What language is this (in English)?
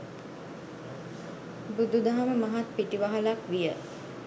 Sinhala